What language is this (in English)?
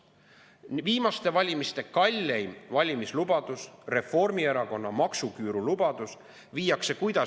Estonian